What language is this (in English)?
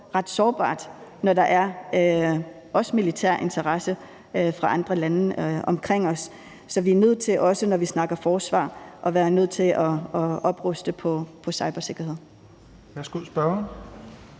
Danish